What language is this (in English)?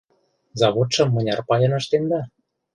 Mari